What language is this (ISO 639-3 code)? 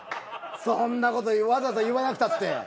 jpn